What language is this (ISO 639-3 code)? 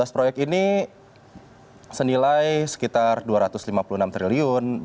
ind